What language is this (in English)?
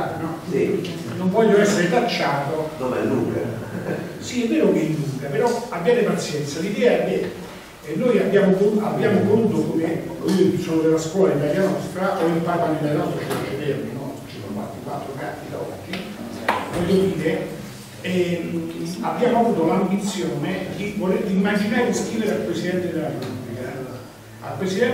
Italian